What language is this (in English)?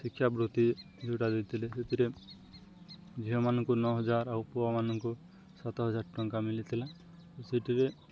Odia